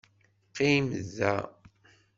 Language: Kabyle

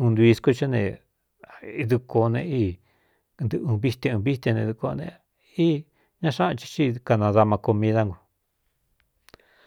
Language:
Cuyamecalco Mixtec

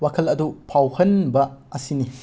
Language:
Manipuri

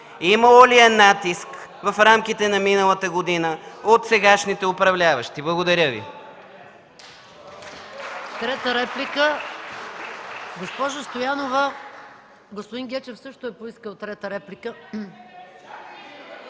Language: Bulgarian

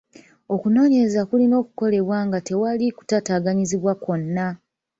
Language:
Ganda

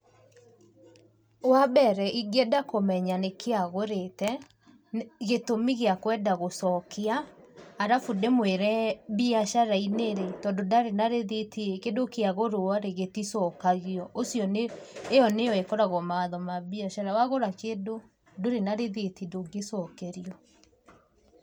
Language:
Kikuyu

